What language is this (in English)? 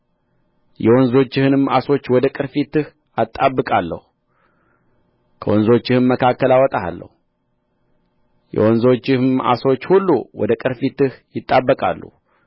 Amharic